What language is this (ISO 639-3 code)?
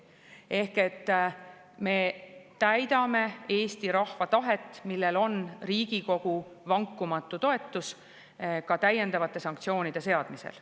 est